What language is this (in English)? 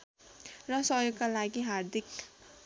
Nepali